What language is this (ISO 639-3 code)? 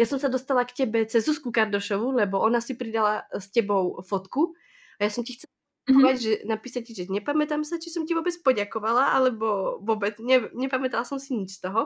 ces